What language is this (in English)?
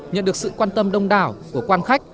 Vietnamese